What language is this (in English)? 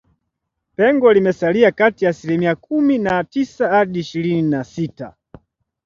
Swahili